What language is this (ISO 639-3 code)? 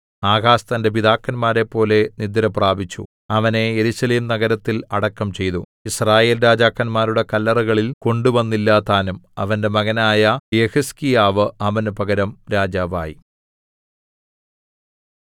mal